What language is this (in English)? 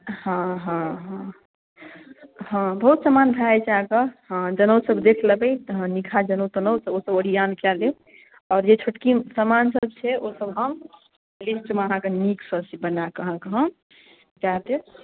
Maithili